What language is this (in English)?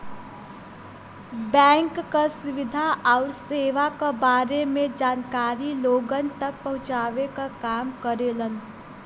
Bhojpuri